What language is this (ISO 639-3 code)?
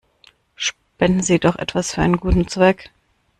deu